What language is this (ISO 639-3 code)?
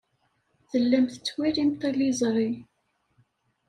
kab